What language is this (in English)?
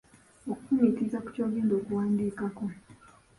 Ganda